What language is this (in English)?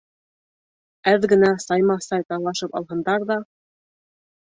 Bashkir